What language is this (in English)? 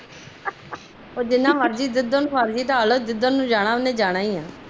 Punjabi